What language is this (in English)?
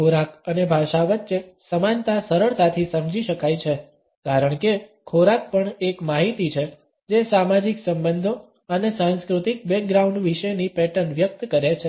Gujarati